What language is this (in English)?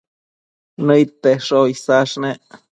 Matsés